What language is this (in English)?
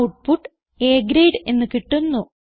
Malayalam